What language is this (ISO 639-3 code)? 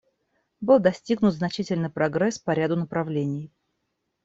rus